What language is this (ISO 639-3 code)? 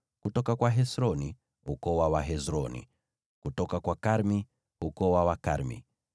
swa